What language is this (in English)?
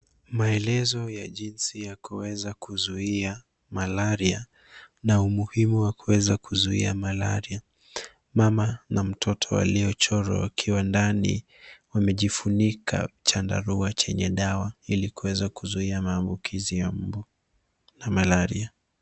Swahili